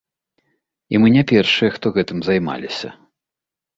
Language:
Belarusian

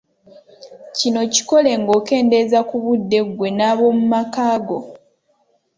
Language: Ganda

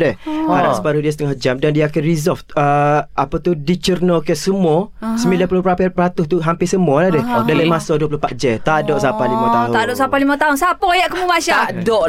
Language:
Malay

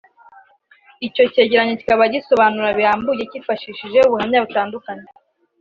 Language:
Kinyarwanda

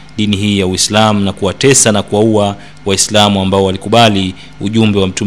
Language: Swahili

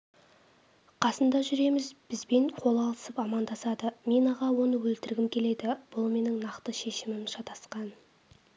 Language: Kazakh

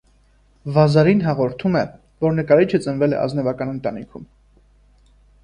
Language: Armenian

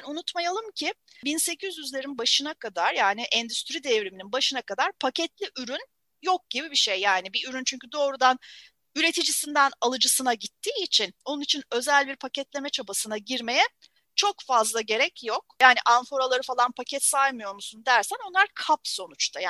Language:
Turkish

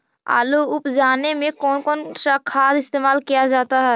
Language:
Magahi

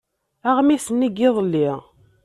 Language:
Kabyle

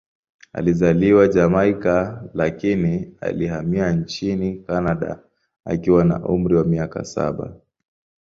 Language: Swahili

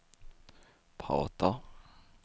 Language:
Swedish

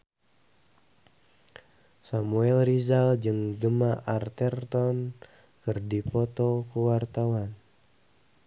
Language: Sundanese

